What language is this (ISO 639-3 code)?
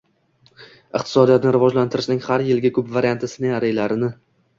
uzb